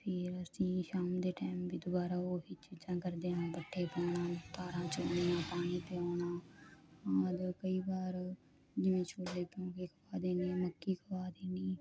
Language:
Punjabi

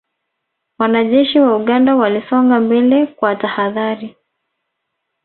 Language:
Swahili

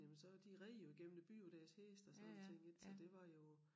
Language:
Danish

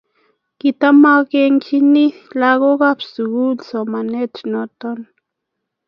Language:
Kalenjin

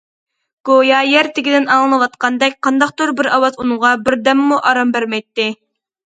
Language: Uyghur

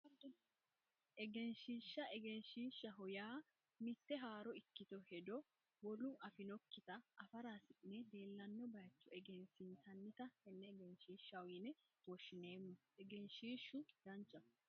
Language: Sidamo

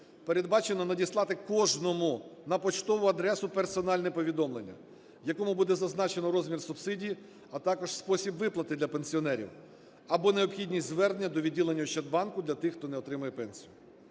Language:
Ukrainian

